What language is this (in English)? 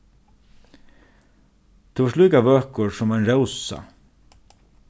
Faroese